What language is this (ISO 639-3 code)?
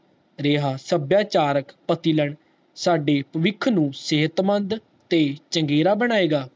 pan